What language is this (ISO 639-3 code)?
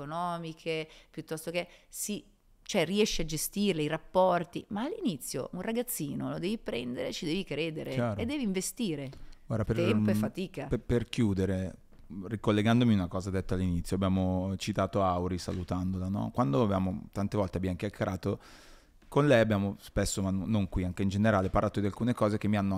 ita